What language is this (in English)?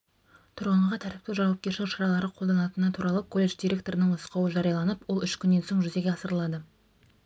Kazakh